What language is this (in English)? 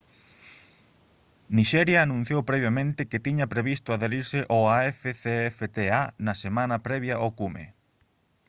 Galician